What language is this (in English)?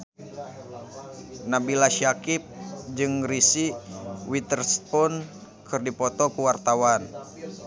Sundanese